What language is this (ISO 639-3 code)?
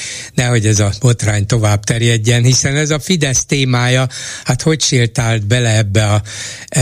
hun